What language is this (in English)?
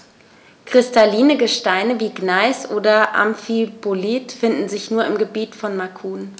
German